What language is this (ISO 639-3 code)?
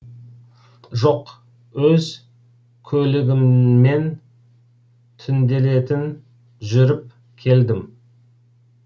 kaz